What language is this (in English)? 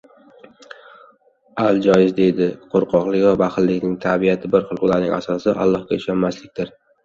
Uzbek